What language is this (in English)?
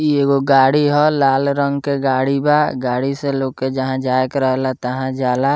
Bhojpuri